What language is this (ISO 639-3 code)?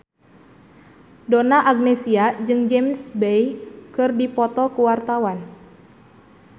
sun